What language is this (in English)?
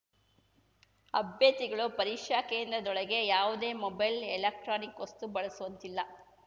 Kannada